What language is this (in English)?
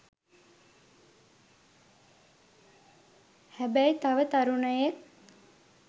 Sinhala